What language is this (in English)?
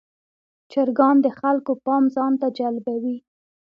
Pashto